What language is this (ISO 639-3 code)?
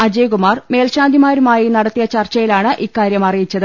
mal